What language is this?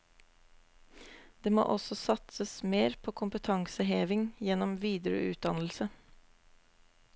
Norwegian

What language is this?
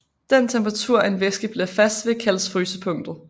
Danish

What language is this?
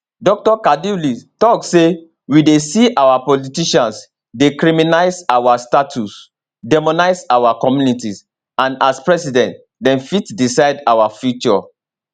Nigerian Pidgin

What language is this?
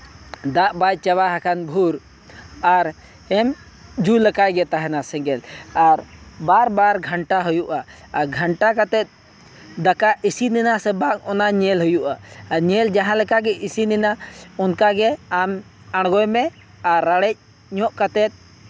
Santali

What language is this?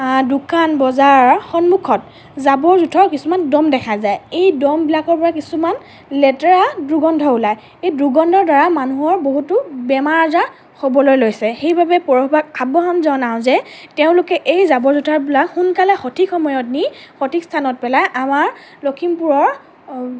Assamese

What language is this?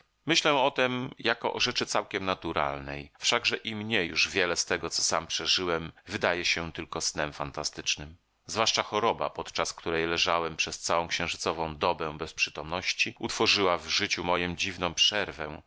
Polish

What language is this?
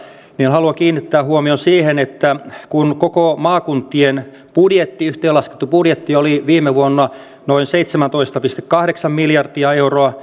Finnish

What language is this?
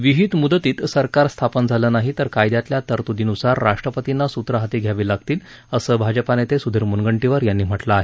Marathi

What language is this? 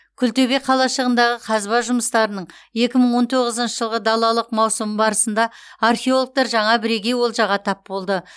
Kazakh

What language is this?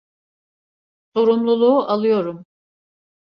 Turkish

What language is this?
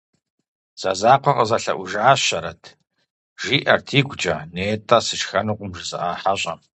Kabardian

